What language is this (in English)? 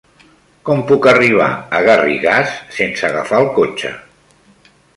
Catalan